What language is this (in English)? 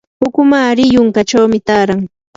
Yanahuanca Pasco Quechua